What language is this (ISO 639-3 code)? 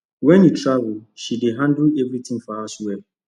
pcm